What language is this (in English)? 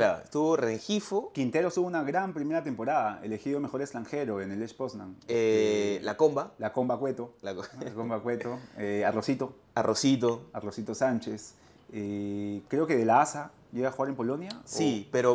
Spanish